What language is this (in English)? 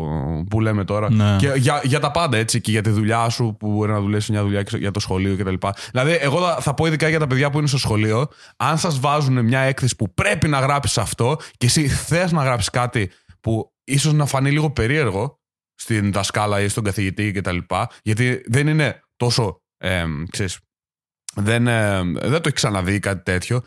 Greek